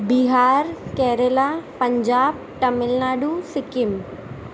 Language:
Sindhi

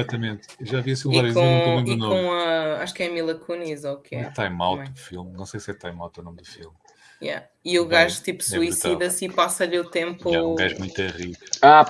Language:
Portuguese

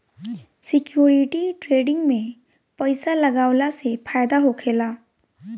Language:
Bhojpuri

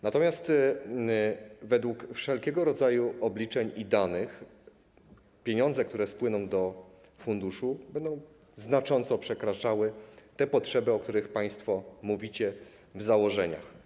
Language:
Polish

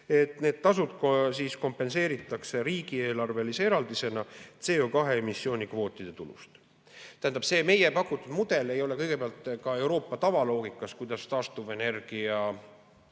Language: Estonian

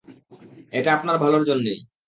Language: Bangla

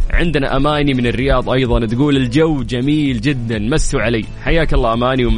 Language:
Arabic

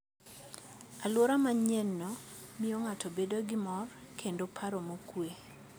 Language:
Luo (Kenya and Tanzania)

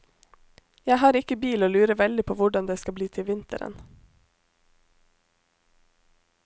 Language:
Norwegian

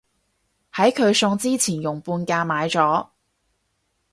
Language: Cantonese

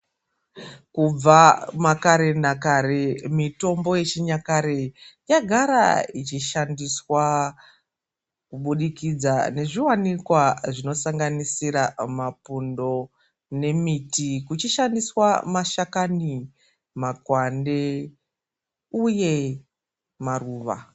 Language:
Ndau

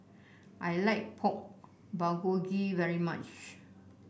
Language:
English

